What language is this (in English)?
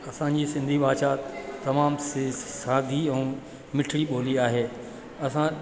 Sindhi